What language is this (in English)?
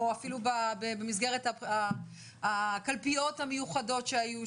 Hebrew